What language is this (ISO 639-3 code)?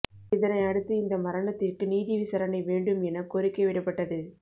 tam